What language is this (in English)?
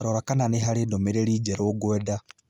Kikuyu